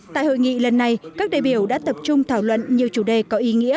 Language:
Vietnamese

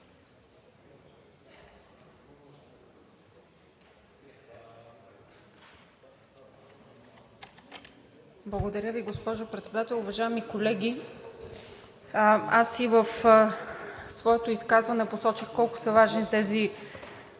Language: Bulgarian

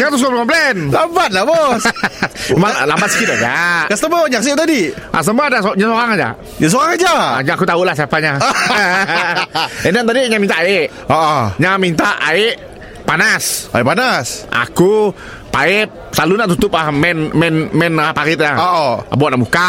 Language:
Malay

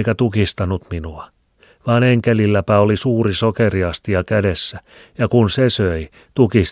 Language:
Finnish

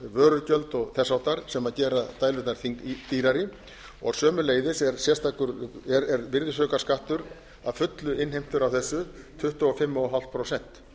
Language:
Icelandic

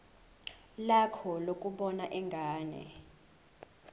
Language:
Zulu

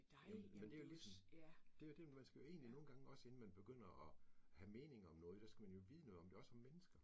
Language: Danish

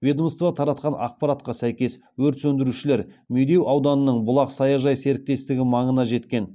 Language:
Kazakh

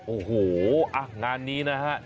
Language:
Thai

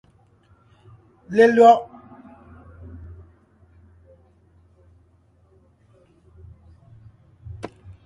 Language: Ngiemboon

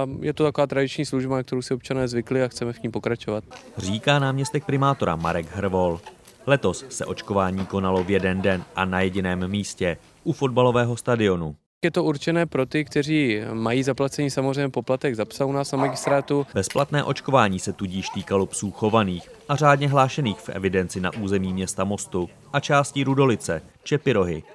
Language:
Czech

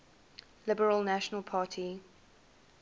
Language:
English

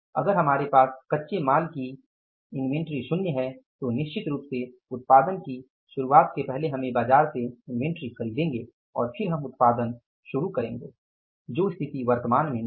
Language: Hindi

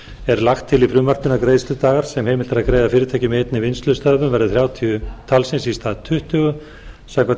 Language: Icelandic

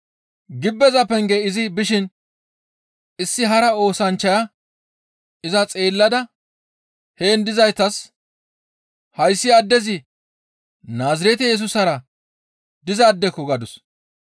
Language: Gamo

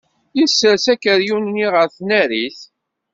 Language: Kabyle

